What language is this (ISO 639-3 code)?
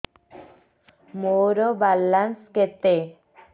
ori